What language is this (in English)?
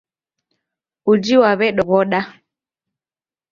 Taita